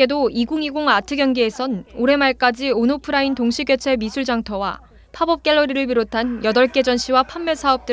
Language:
Korean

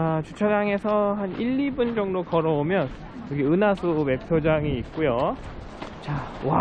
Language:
Korean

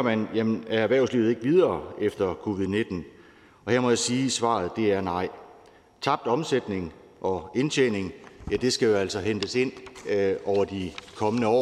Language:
Danish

